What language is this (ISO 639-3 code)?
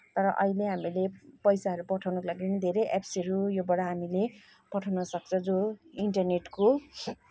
nep